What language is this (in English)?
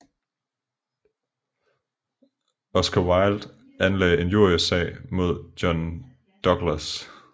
Danish